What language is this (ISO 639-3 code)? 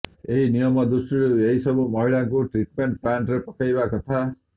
ori